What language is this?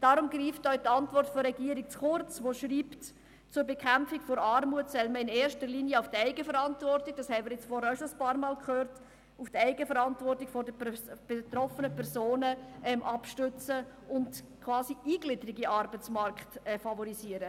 Swiss German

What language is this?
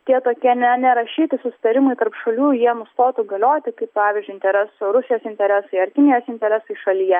Lithuanian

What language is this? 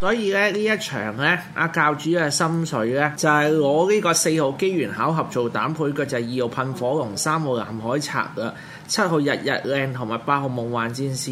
Chinese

